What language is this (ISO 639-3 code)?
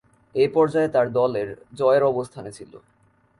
ben